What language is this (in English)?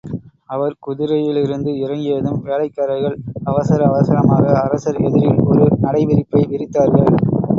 Tamil